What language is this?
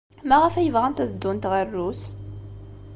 Kabyle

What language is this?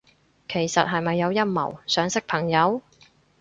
Cantonese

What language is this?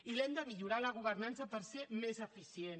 Catalan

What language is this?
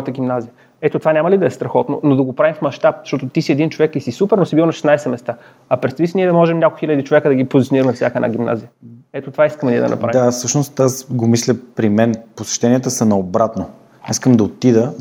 Bulgarian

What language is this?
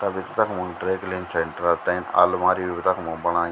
Garhwali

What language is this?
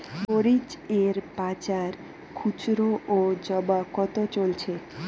Bangla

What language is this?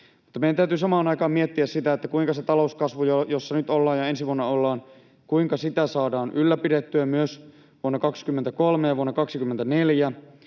Finnish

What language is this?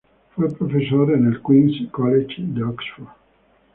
Spanish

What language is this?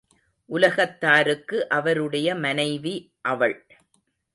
Tamil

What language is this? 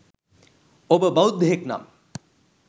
Sinhala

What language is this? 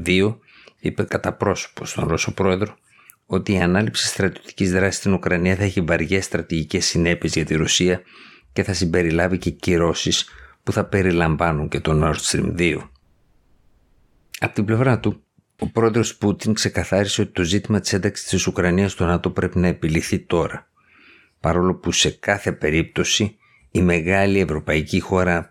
Greek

